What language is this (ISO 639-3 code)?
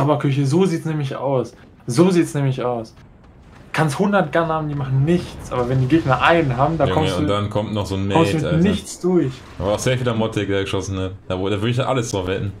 deu